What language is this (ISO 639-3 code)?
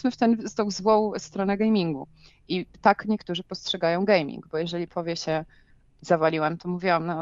pol